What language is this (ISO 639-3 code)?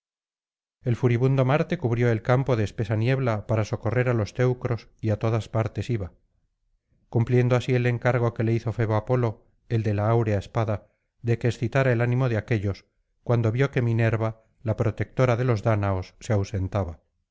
spa